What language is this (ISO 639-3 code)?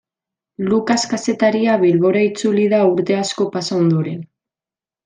eus